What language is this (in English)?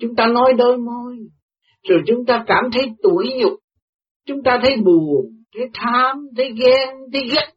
Vietnamese